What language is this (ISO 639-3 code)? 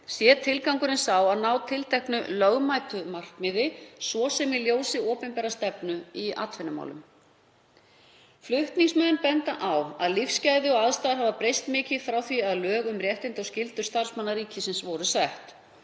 isl